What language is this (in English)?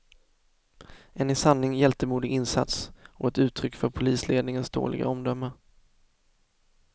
Swedish